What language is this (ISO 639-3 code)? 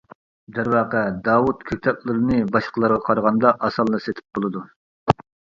uig